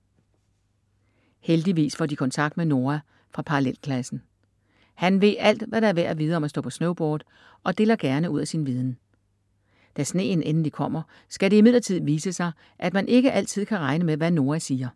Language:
Danish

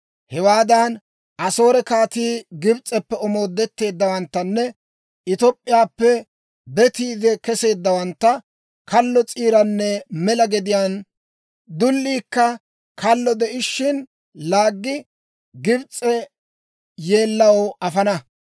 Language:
Dawro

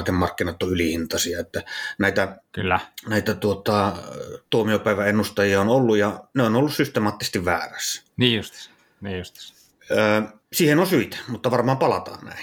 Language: Finnish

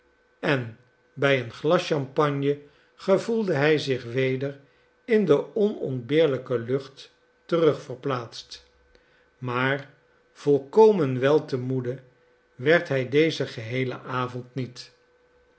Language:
Dutch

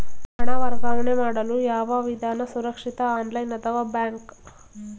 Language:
Kannada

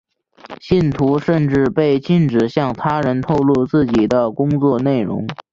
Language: Chinese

